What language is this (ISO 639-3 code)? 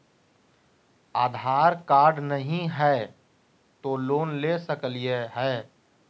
mag